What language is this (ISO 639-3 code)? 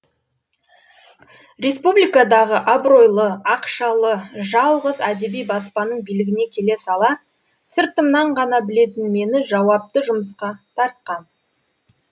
kaz